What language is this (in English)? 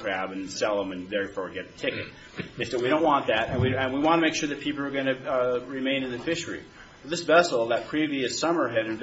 English